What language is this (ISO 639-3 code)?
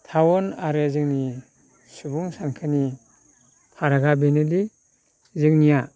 brx